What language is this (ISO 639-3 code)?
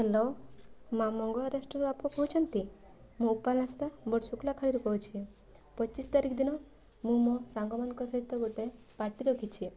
ori